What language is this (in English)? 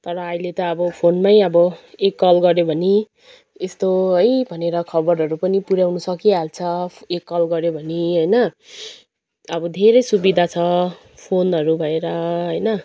Nepali